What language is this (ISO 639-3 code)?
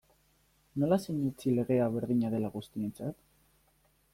eus